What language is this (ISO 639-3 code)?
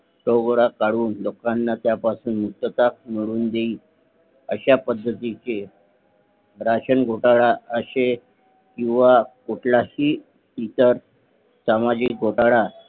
mar